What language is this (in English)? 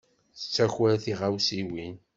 Kabyle